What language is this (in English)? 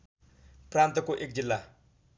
Nepali